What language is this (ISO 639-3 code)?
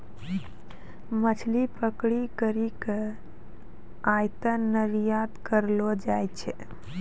mai